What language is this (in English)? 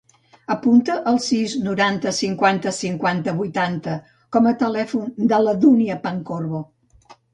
Catalan